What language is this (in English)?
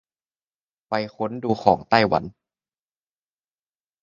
Thai